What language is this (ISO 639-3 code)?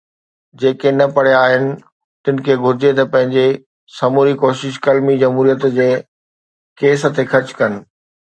snd